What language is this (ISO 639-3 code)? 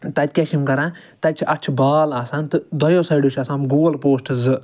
kas